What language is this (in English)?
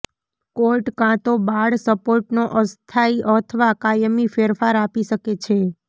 Gujarati